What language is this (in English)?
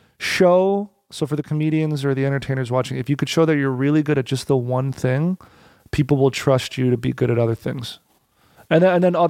English